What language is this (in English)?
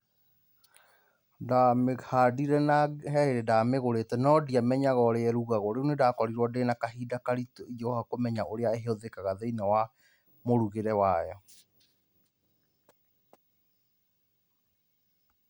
Kikuyu